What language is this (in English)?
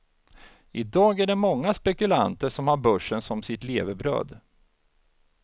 Swedish